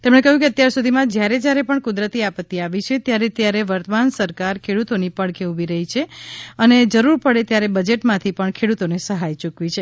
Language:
Gujarati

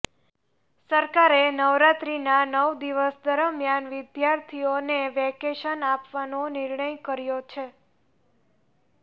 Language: Gujarati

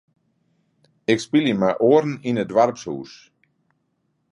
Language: Western Frisian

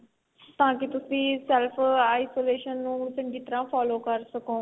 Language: Punjabi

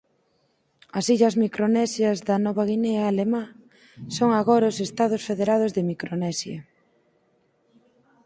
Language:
Galician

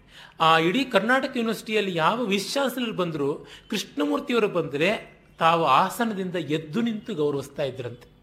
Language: Kannada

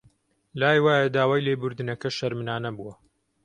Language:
Central Kurdish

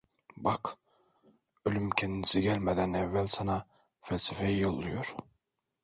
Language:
Turkish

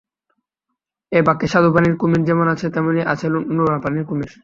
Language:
Bangla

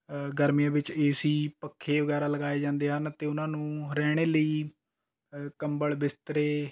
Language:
Punjabi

